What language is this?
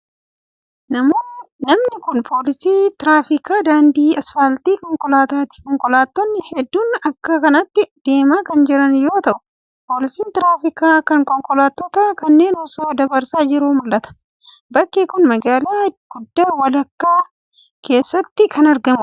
Oromo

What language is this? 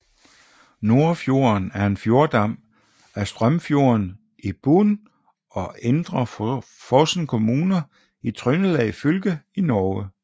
Danish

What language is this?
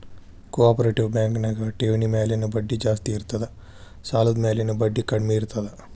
Kannada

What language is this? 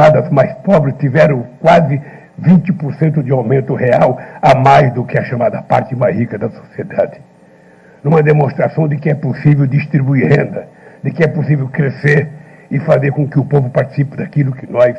Portuguese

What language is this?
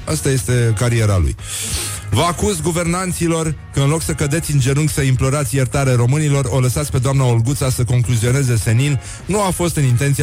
Romanian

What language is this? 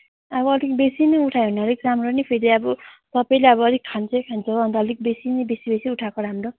Nepali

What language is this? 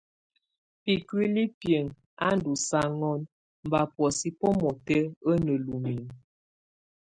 Tunen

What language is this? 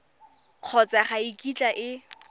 Tswana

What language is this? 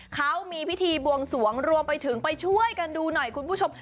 Thai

